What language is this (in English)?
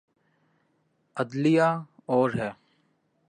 Urdu